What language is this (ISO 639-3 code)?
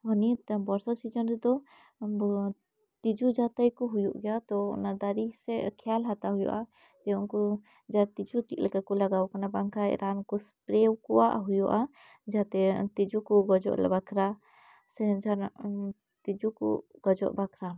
sat